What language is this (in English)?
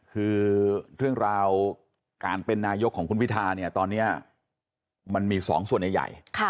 Thai